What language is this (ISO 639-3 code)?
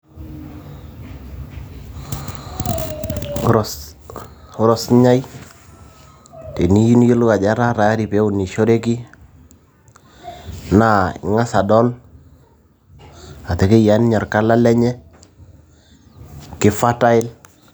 mas